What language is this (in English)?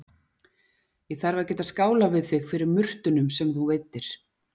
Icelandic